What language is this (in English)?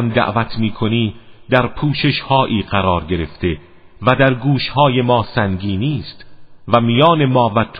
Persian